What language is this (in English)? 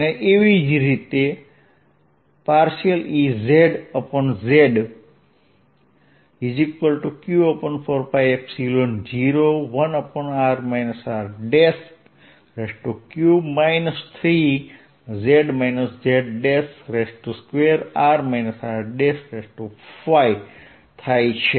Gujarati